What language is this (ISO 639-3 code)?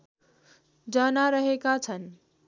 nep